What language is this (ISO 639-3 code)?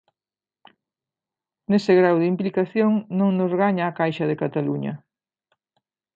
glg